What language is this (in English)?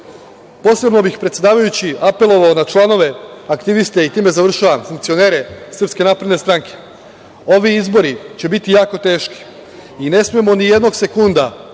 Serbian